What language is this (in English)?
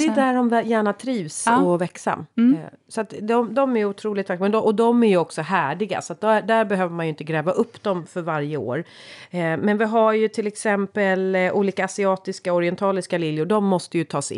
Swedish